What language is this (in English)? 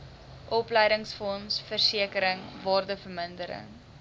Afrikaans